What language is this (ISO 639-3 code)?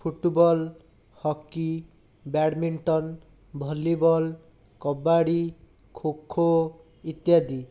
ori